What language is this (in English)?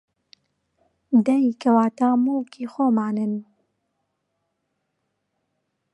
Central Kurdish